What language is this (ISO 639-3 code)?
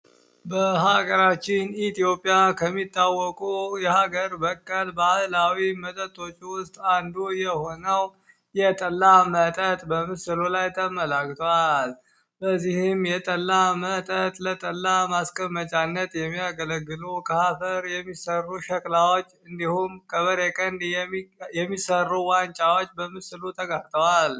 amh